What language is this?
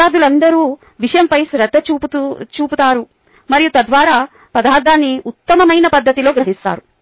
Telugu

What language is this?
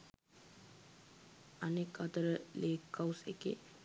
Sinhala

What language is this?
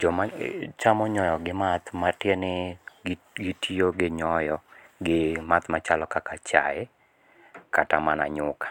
Luo (Kenya and Tanzania)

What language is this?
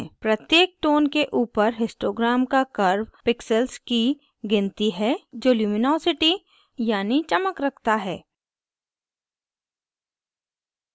Hindi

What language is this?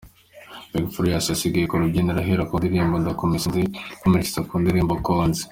Kinyarwanda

